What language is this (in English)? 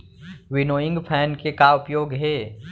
Chhattisgarhi